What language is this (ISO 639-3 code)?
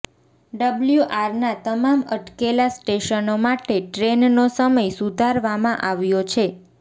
guj